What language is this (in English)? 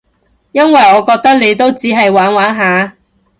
Cantonese